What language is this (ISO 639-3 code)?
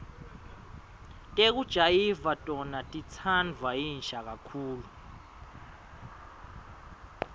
ssw